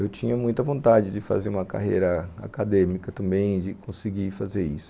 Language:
Portuguese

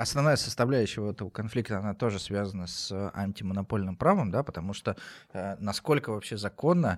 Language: Russian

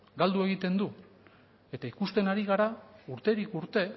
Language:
Basque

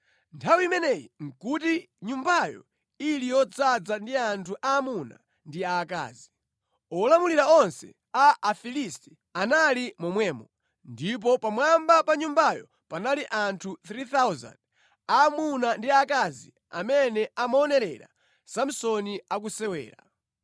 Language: Nyanja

